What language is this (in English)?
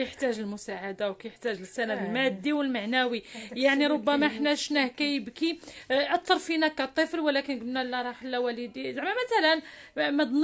Arabic